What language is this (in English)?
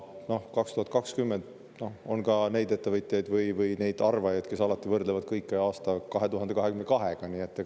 Estonian